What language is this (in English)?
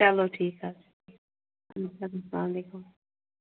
Kashmiri